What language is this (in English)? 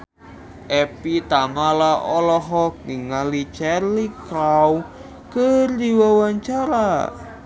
Sundanese